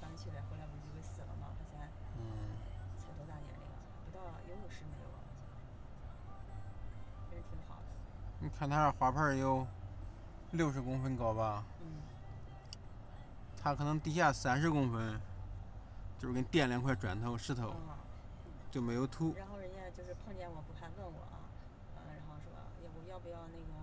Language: Chinese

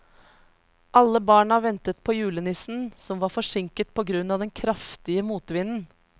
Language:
Norwegian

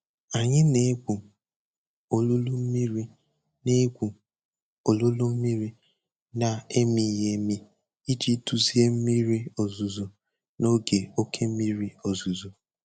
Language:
Igbo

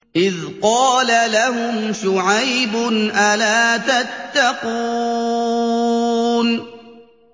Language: Arabic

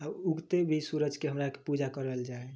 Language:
Maithili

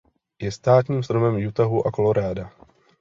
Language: Czech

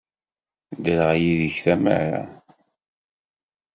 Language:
Kabyle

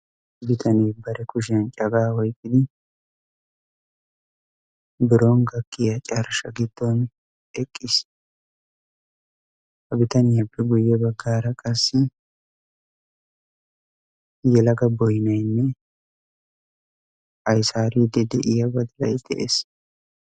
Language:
Wolaytta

